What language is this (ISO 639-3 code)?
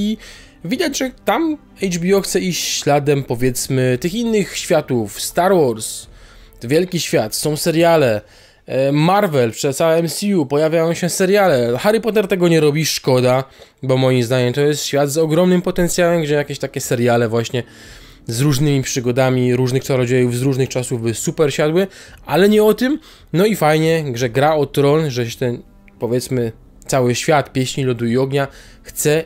pol